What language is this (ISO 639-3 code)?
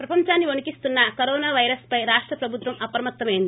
tel